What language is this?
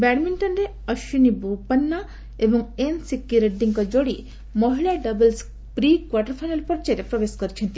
Odia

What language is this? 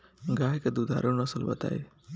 Bhojpuri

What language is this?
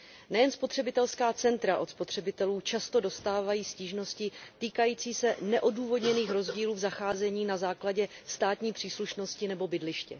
Czech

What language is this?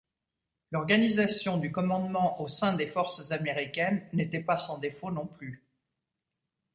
French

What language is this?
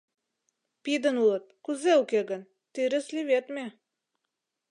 Mari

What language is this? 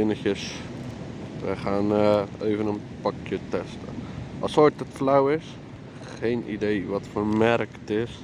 Dutch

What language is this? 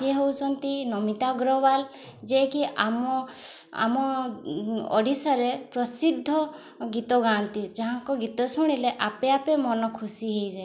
Odia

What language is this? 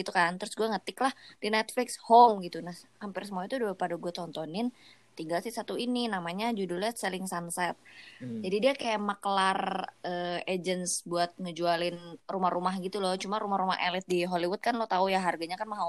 Indonesian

